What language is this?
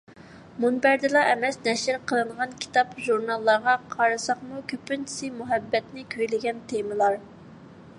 Uyghur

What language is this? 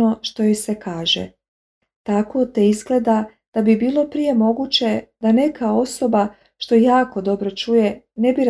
Croatian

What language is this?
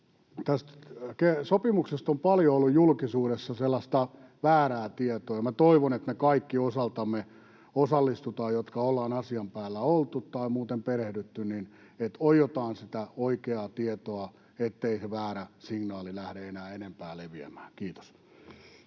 Finnish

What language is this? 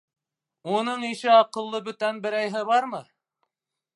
Bashkir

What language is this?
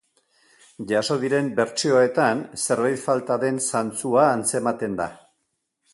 Basque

